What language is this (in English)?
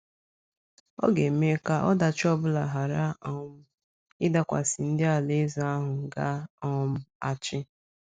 Igbo